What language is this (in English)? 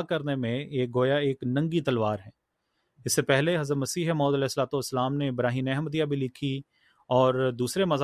Urdu